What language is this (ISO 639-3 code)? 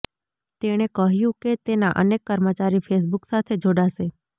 guj